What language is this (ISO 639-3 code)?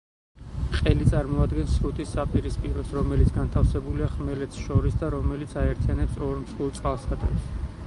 kat